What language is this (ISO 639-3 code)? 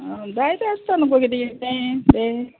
kok